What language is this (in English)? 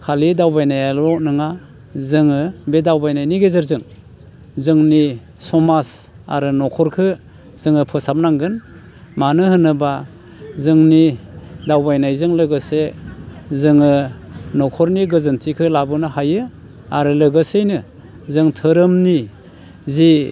Bodo